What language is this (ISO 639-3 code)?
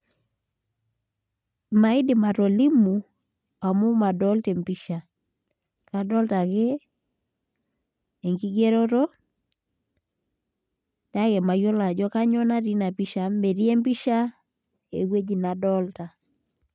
mas